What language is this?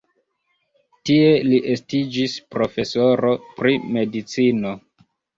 Esperanto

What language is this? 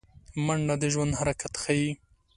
Pashto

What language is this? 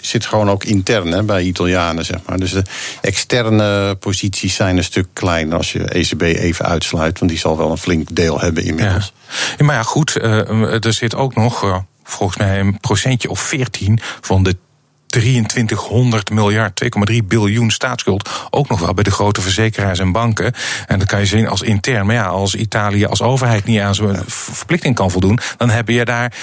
Dutch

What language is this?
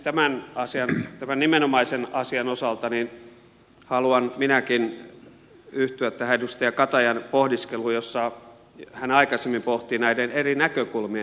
Finnish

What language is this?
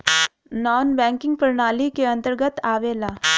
Bhojpuri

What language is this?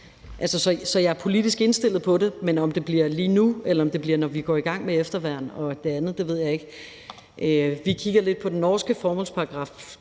Danish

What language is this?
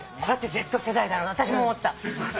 Japanese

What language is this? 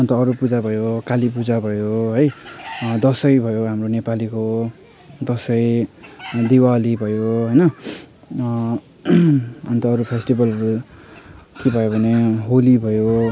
Nepali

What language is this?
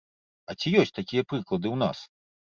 Belarusian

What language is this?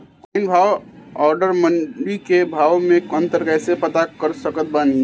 Bhojpuri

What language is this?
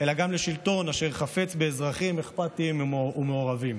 Hebrew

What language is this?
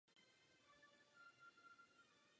Czech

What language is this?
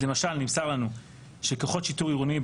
Hebrew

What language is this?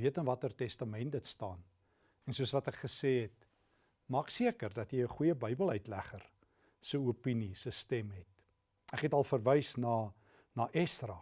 Dutch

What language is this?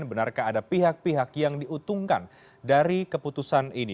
Indonesian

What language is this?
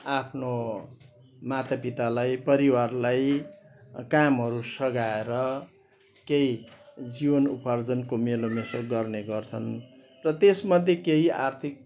Nepali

